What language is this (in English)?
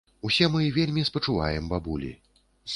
Belarusian